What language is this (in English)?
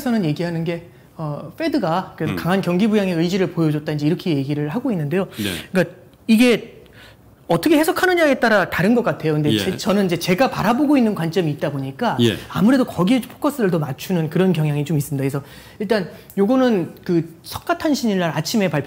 Korean